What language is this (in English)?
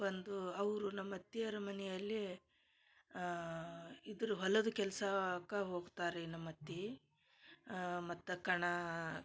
Kannada